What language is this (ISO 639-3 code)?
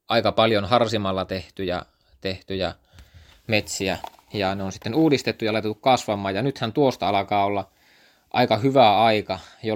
fin